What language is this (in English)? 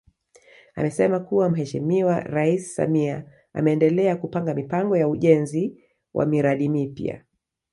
Swahili